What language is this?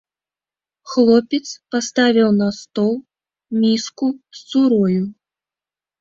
Belarusian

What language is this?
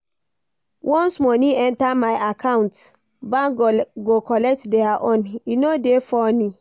Nigerian Pidgin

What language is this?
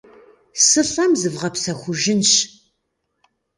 Kabardian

